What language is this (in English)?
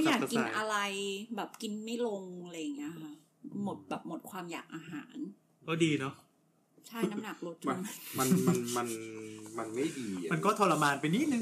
Thai